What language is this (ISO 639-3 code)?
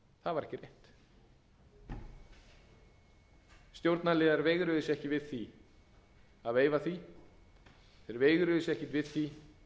isl